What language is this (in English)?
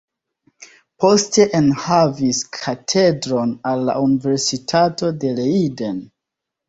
Esperanto